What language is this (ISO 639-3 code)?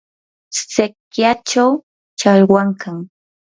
qur